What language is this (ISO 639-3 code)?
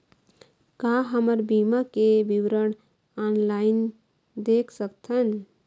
hne